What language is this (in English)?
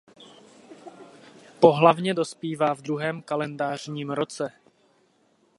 Czech